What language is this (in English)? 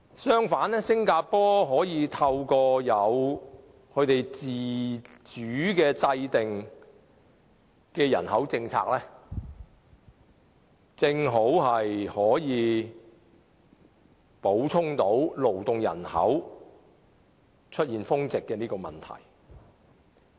Cantonese